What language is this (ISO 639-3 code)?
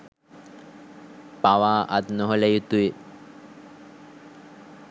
sin